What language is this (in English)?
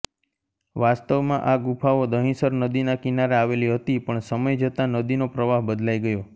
Gujarati